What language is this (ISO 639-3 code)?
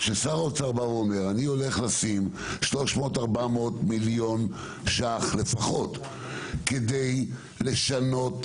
heb